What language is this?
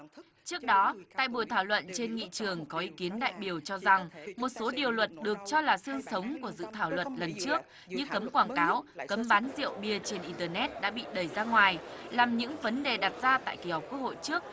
Vietnamese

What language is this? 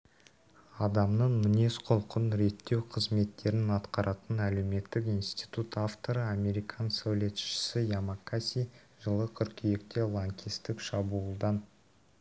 Kazakh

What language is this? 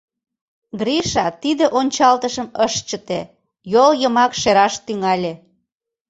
Mari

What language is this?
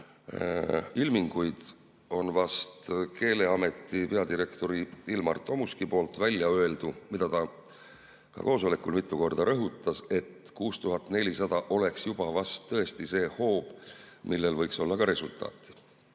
Estonian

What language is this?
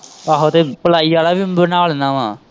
Punjabi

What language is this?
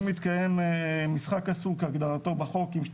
Hebrew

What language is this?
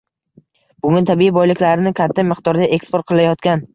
Uzbek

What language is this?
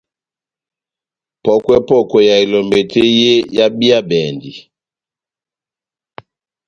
Batanga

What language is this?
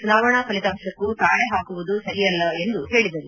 Kannada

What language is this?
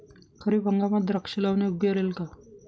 Marathi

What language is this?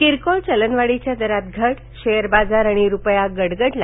Marathi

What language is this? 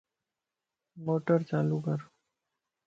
Lasi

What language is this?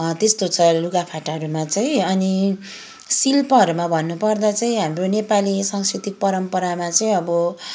Nepali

